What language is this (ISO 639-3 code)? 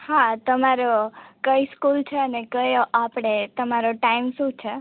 guj